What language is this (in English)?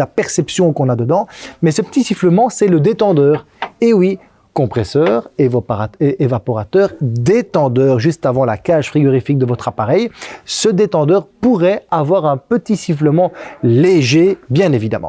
French